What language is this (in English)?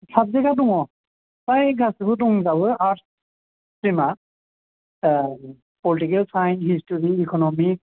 Bodo